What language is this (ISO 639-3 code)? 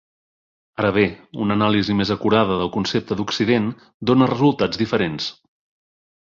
cat